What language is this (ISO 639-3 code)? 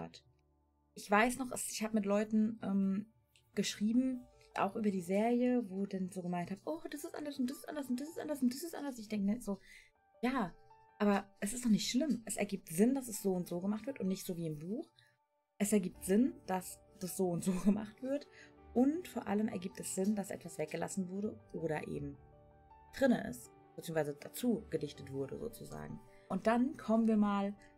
deu